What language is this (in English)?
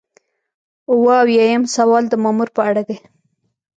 Pashto